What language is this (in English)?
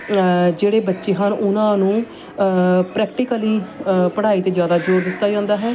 Punjabi